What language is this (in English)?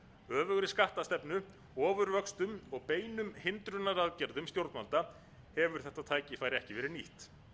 Icelandic